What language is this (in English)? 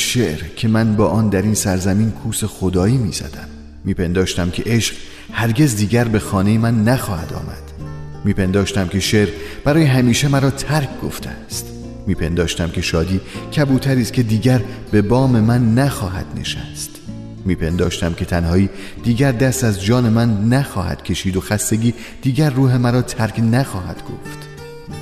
Persian